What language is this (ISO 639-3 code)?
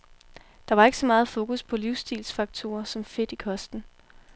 dan